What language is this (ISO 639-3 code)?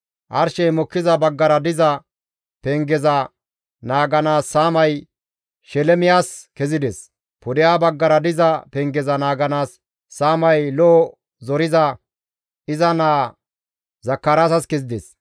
gmv